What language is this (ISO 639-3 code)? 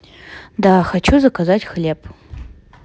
rus